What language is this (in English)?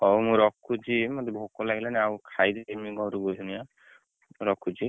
Odia